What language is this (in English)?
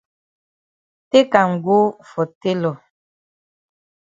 Cameroon Pidgin